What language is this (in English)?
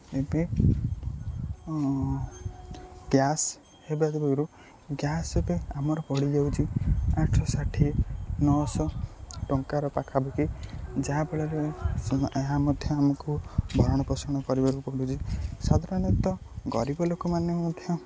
Odia